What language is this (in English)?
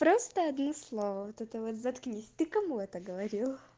Russian